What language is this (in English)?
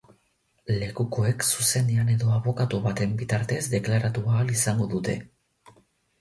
Basque